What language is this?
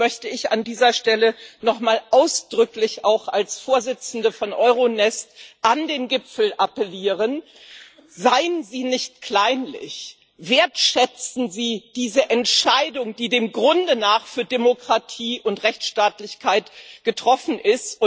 German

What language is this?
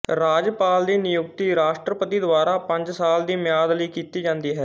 Punjabi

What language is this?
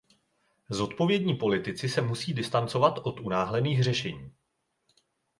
Czech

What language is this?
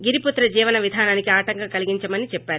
Telugu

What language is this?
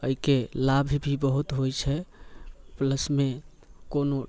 Maithili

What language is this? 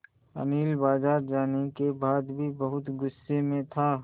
Hindi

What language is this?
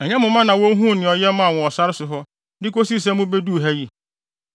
Akan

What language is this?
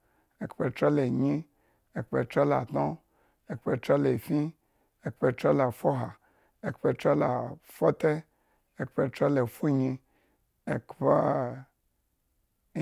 Eggon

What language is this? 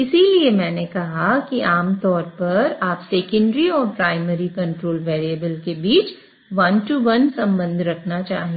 Hindi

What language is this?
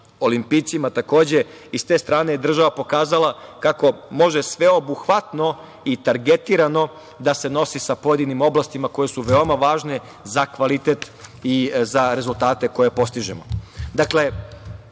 Serbian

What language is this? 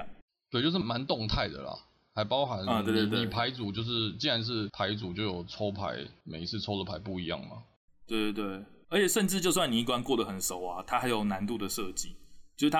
Chinese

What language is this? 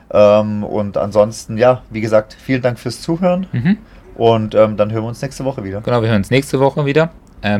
German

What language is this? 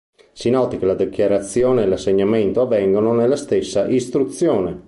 Italian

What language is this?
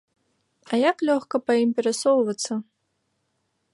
Belarusian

